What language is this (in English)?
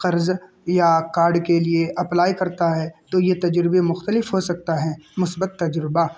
Urdu